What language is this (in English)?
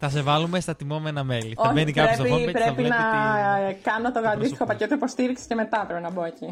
Greek